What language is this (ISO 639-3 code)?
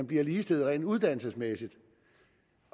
dan